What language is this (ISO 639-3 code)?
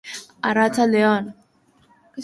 eus